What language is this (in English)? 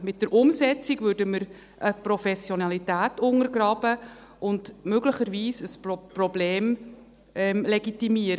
Swiss German